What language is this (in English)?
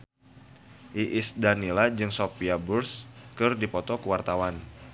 Sundanese